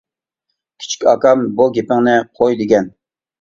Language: Uyghur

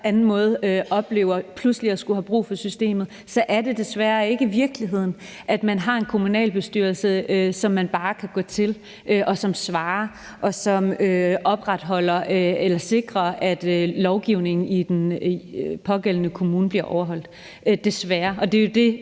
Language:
Danish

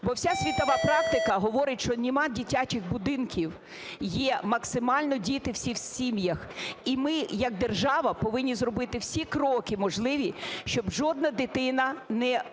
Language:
Ukrainian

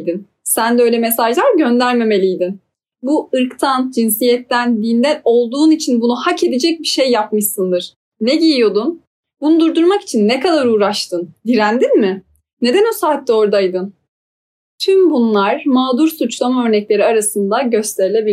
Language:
Turkish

